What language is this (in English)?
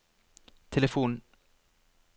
Norwegian